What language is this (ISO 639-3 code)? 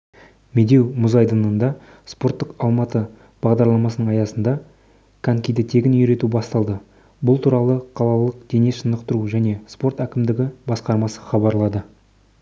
kaz